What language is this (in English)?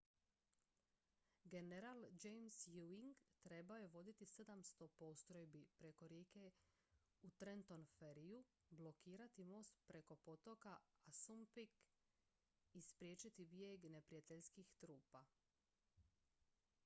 Croatian